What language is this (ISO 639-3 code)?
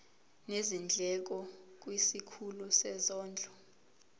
zul